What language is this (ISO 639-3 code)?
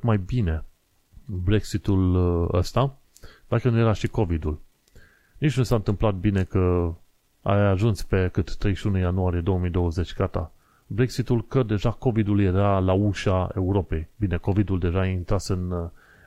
ron